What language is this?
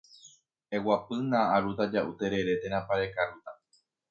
Guarani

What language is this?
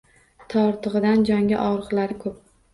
Uzbek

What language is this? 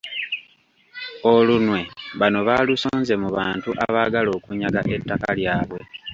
Ganda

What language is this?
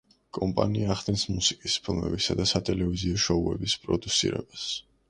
Georgian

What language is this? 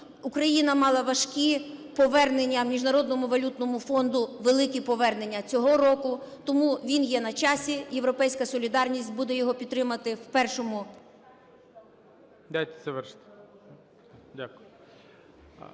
Ukrainian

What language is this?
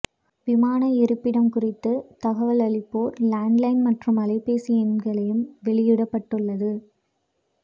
Tamil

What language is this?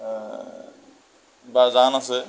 Assamese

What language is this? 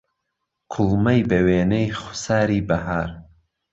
Central Kurdish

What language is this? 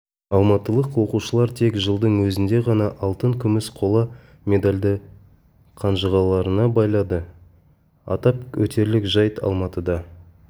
Kazakh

